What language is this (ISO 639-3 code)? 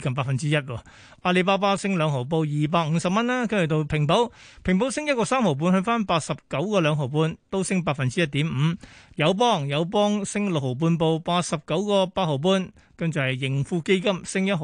zho